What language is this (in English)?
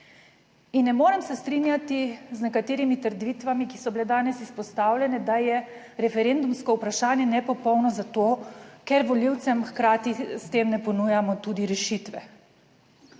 Slovenian